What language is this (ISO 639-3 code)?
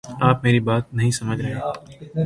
urd